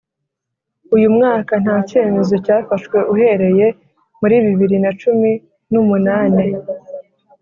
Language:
Kinyarwanda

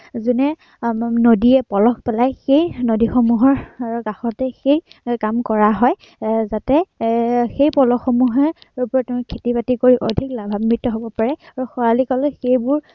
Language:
Assamese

